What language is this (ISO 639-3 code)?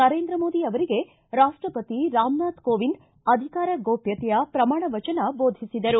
kan